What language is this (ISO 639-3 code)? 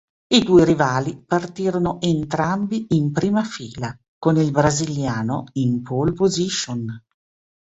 ita